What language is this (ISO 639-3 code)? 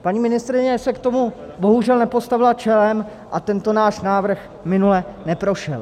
ces